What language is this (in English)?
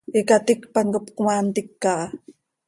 Seri